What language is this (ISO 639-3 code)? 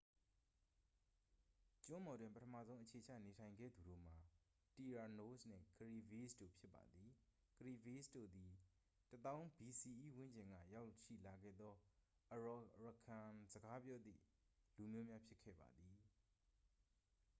mya